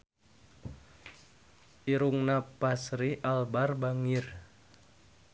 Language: Sundanese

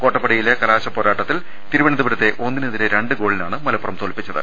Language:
Malayalam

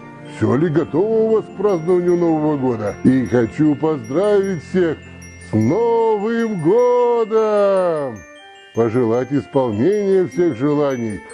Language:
Russian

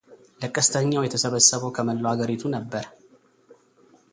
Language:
Amharic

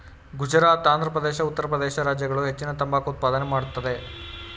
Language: Kannada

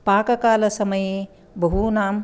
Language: Sanskrit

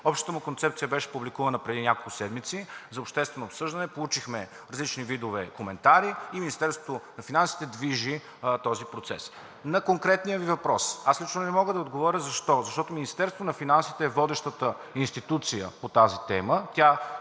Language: Bulgarian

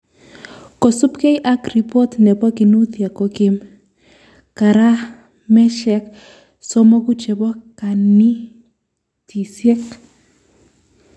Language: Kalenjin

